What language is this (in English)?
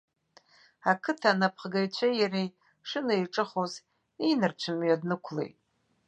Abkhazian